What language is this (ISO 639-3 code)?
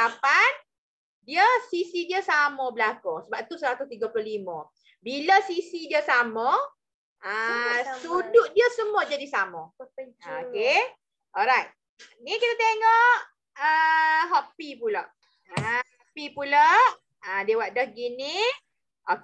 msa